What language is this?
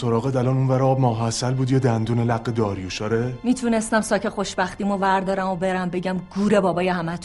Persian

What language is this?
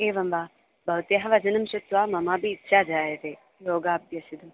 Sanskrit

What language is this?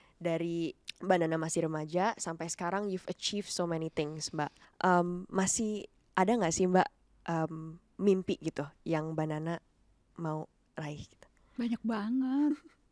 Indonesian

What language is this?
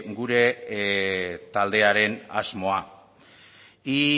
Basque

